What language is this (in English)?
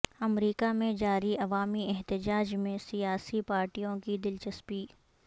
Urdu